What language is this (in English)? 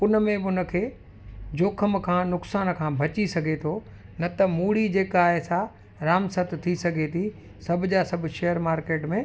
Sindhi